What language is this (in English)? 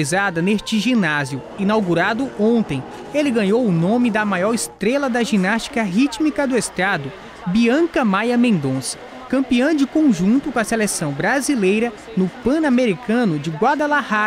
Portuguese